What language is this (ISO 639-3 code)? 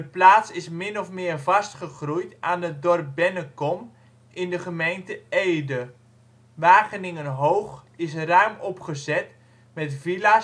nld